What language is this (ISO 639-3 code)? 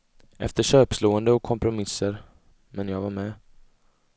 swe